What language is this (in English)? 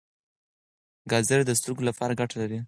Pashto